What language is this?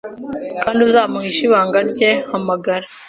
Kinyarwanda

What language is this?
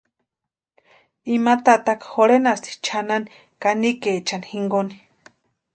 Western Highland Purepecha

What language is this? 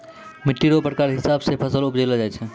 Maithili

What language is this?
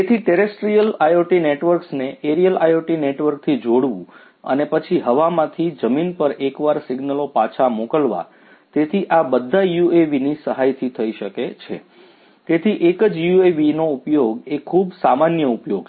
Gujarati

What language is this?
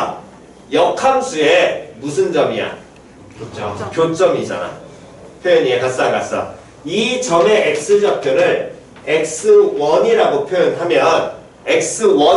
Korean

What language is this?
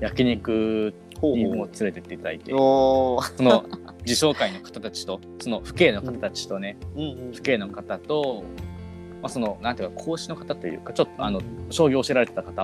Japanese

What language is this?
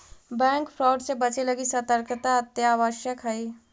Magahi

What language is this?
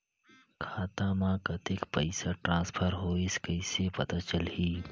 Chhattisgarhi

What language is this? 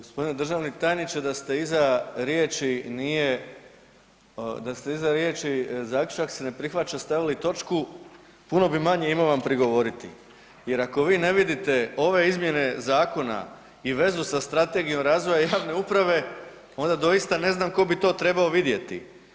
Croatian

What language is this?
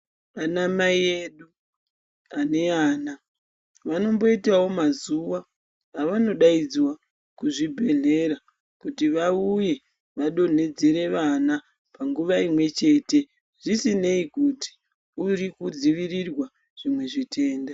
Ndau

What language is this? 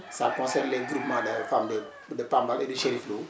Wolof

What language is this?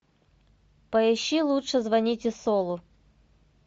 Russian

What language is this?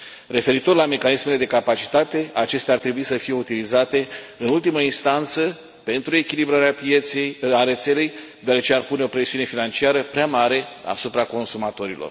Romanian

